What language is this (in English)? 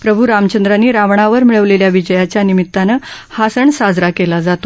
Marathi